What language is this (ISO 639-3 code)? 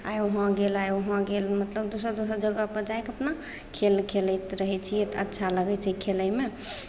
mai